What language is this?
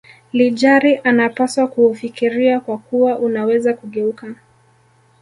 Swahili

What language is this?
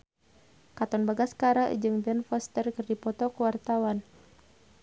Sundanese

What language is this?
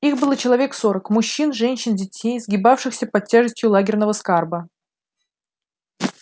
Russian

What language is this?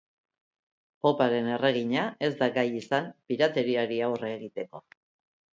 Basque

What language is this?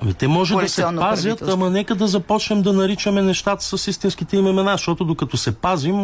Bulgarian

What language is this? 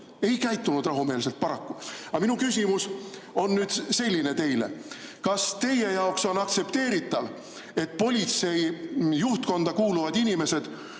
Estonian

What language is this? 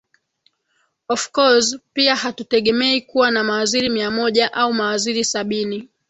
Swahili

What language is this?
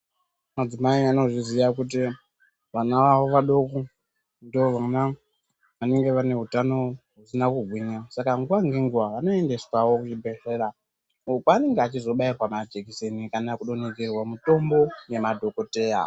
Ndau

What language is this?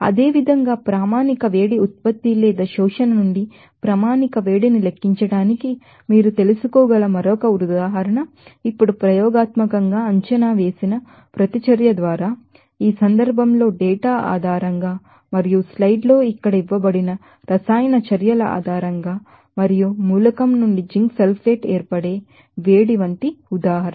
Telugu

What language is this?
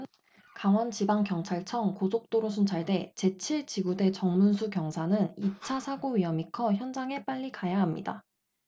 Korean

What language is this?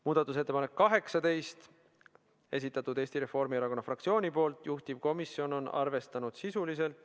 Estonian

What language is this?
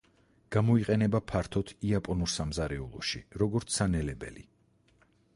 Georgian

